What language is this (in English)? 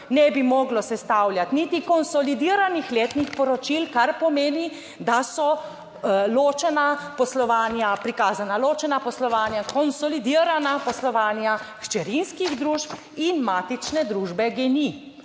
Slovenian